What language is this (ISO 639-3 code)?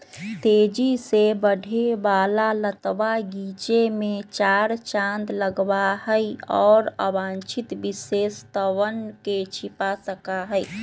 mag